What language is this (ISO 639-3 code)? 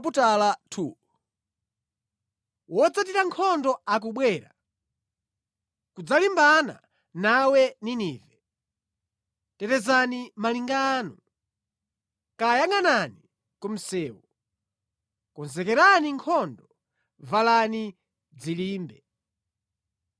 nya